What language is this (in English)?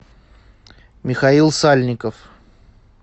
Russian